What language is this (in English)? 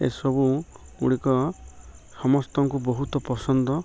Odia